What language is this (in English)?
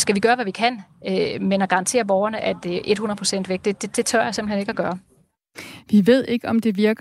Danish